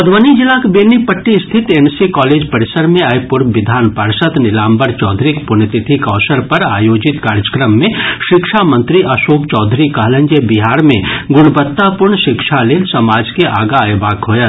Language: Maithili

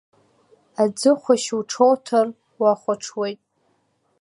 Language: Abkhazian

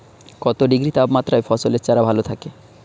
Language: Bangla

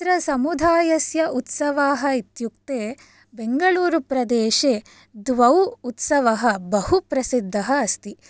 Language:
Sanskrit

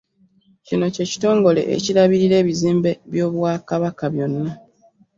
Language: Ganda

